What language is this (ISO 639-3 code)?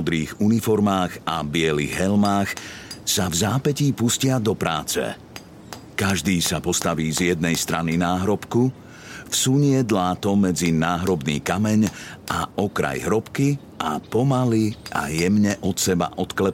slk